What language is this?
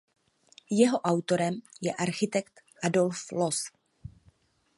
Czech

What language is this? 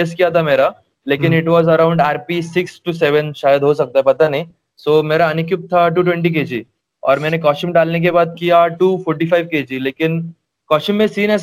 Hindi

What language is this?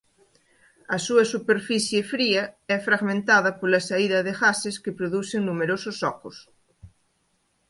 Galician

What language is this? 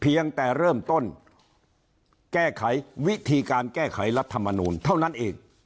Thai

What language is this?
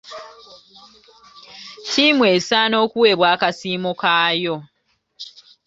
Ganda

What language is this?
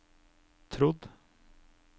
Norwegian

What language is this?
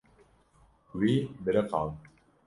Kurdish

